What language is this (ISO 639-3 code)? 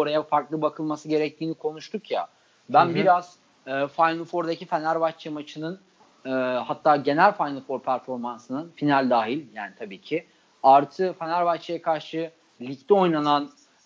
tur